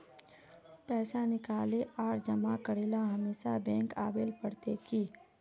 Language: Magahi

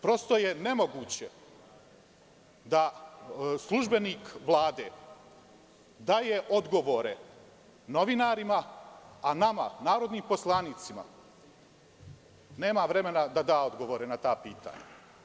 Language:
Serbian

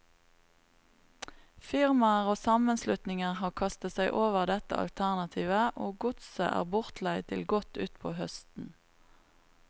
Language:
Norwegian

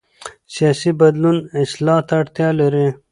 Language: Pashto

